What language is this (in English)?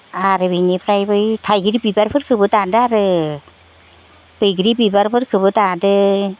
Bodo